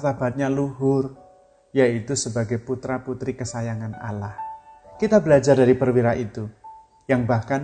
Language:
Indonesian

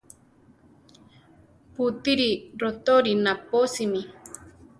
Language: Central Tarahumara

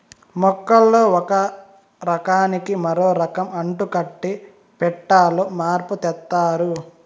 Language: Telugu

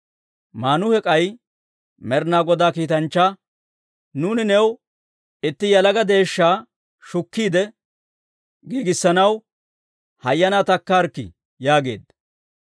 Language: Dawro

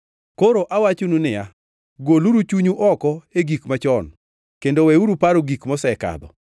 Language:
Luo (Kenya and Tanzania)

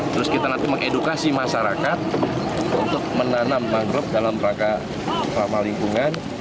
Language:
Indonesian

